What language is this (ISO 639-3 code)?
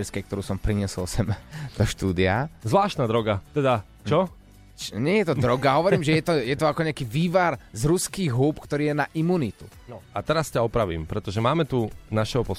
slk